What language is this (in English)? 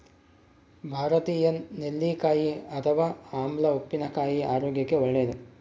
Kannada